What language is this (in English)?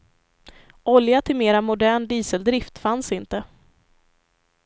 Swedish